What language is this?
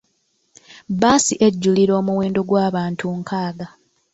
Ganda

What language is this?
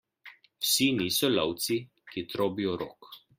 Slovenian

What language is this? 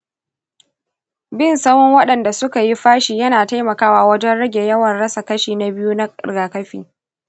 Hausa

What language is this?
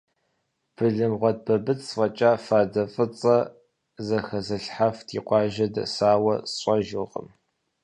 Kabardian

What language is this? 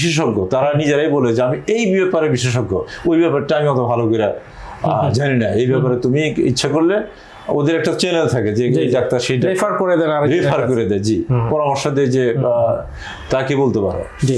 English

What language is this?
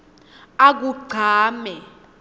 Swati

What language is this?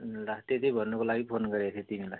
Nepali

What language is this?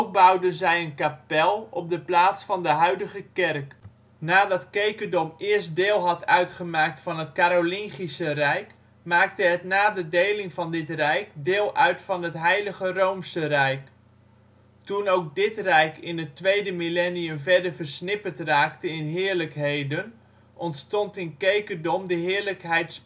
Dutch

